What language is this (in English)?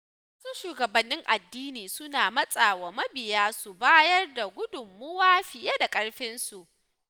Hausa